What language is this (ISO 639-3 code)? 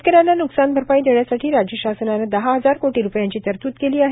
mar